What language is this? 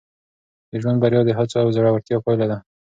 Pashto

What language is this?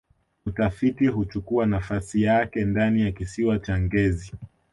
Swahili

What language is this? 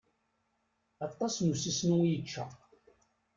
Kabyle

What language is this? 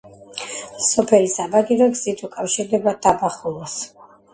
Georgian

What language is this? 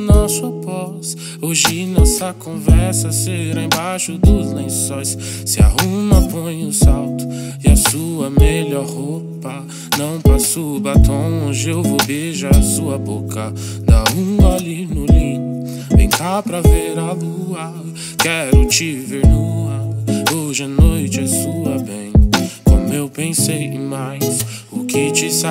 Portuguese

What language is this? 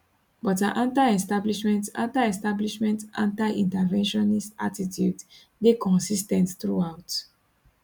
Nigerian Pidgin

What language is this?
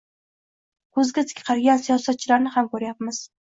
Uzbek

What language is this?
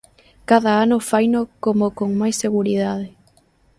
Galician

